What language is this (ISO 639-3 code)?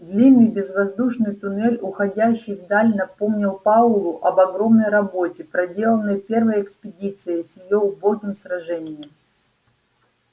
rus